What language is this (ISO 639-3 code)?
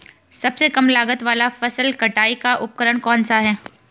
hin